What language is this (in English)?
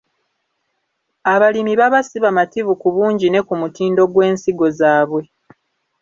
Ganda